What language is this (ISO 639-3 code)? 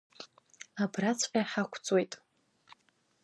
abk